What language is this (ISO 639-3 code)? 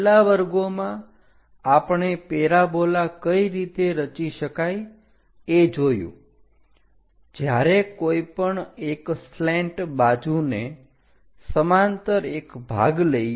guj